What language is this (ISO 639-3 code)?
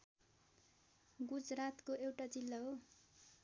nep